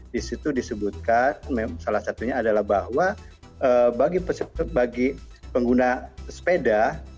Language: Indonesian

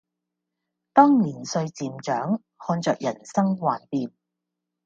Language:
Cantonese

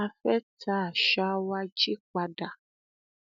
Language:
Yoruba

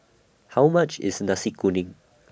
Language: English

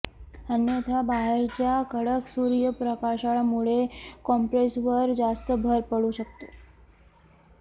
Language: Marathi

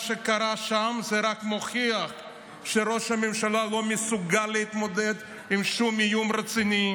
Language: Hebrew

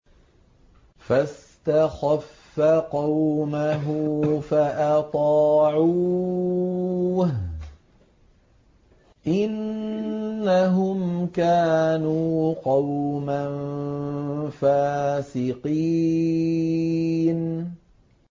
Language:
Arabic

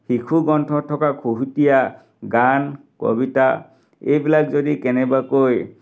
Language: Assamese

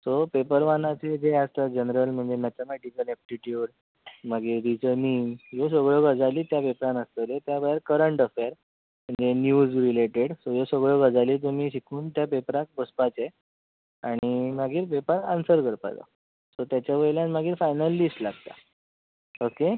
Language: Konkani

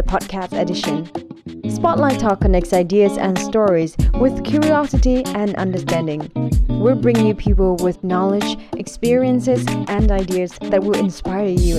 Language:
Indonesian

